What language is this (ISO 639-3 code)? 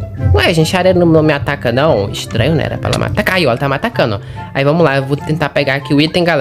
por